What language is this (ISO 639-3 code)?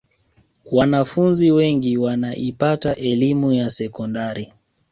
swa